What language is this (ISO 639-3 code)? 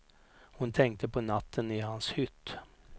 swe